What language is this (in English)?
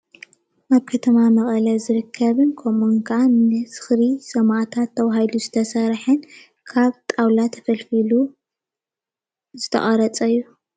Tigrinya